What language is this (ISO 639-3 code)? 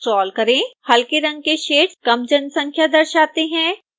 hin